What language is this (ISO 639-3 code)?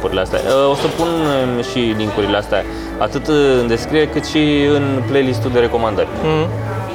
ron